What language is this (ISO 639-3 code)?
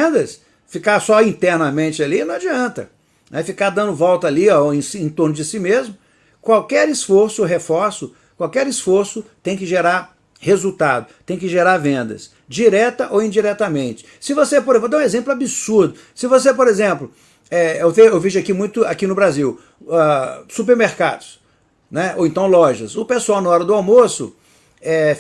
por